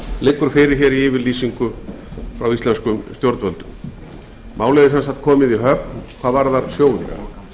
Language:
Icelandic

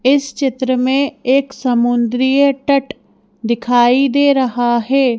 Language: Hindi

